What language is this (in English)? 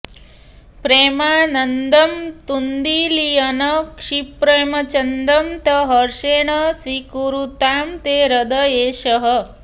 Sanskrit